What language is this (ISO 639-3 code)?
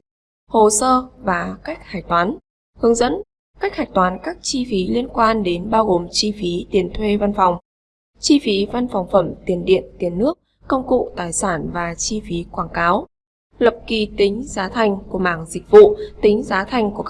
vie